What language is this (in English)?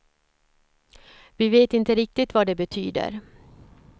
Swedish